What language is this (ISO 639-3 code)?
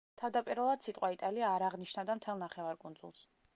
kat